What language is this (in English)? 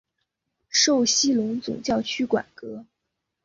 Chinese